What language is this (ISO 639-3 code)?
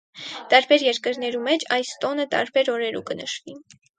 hye